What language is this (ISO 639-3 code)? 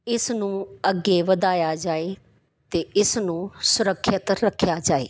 pan